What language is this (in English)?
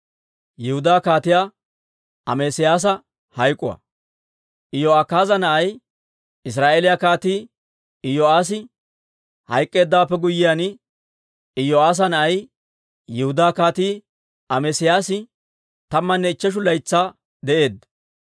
Dawro